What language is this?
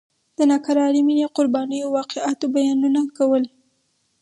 Pashto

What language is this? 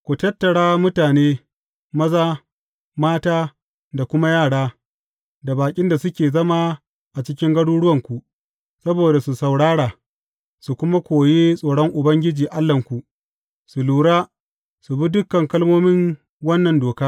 Hausa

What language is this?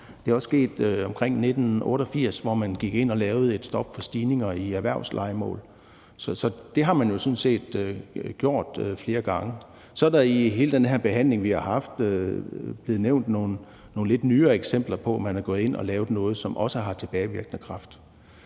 Danish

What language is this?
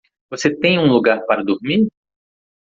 Portuguese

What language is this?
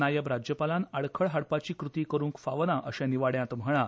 Konkani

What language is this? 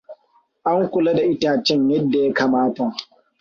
Hausa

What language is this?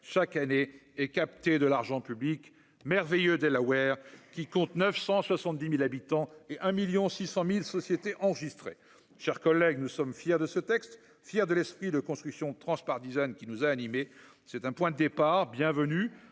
French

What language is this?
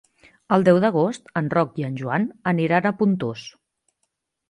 Catalan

